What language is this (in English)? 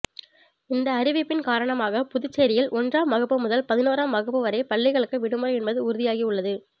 Tamil